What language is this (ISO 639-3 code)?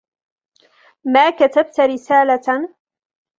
ara